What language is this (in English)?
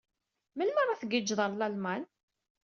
Kabyle